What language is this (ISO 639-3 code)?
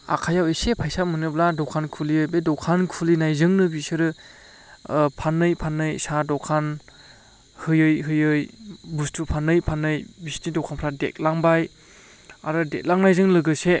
brx